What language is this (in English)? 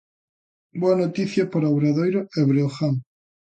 Galician